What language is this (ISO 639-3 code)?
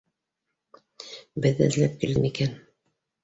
bak